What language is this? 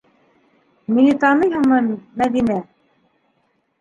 Bashkir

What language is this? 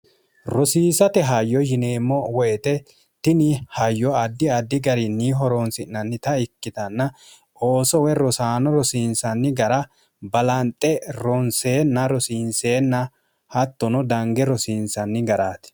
Sidamo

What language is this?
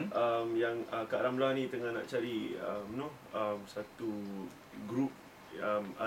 Malay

